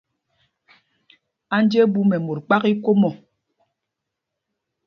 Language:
Mpumpong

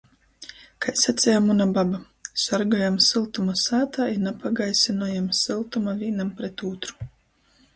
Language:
Latgalian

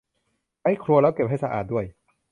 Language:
Thai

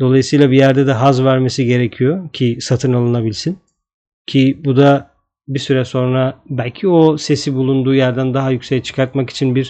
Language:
Turkish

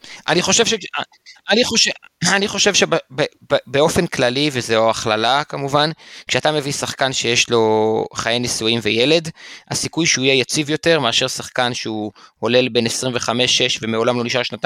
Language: Hebrew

